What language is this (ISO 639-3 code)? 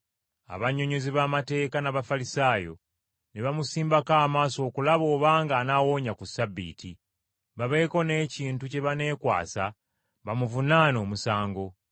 lug